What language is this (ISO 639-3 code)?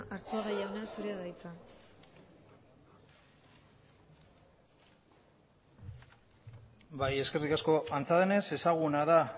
eus